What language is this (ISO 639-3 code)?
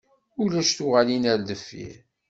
kab